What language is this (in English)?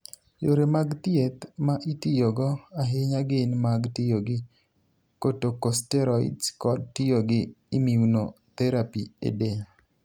Luo (Kenya and Tanzania)